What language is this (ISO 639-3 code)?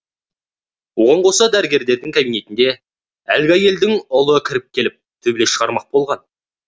kaz